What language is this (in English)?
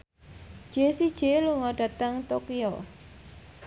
Javanese